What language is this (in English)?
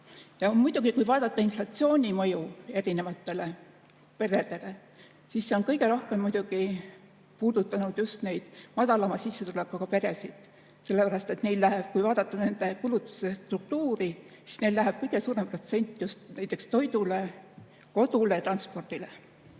Estonian